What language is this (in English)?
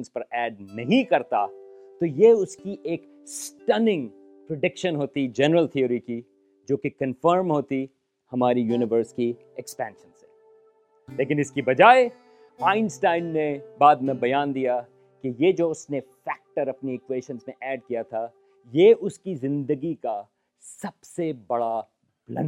Urdu